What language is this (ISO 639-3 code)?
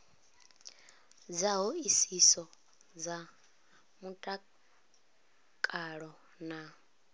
ven